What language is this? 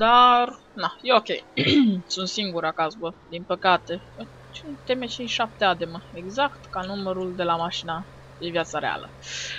Romanian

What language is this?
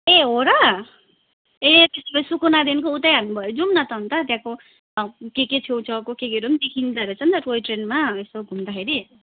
Nepali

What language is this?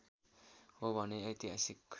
Nepali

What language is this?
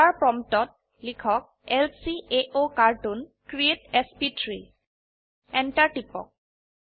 Assamese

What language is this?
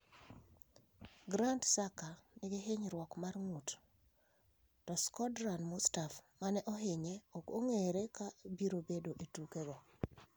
Luo (Kenya and Tanzania)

